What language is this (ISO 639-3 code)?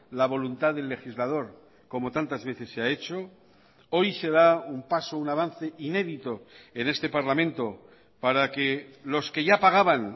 spa